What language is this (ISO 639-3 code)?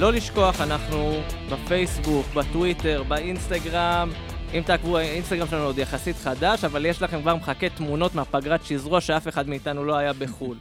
heb